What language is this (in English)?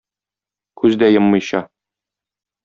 Tatar